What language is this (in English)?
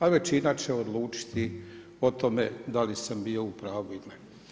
Croatian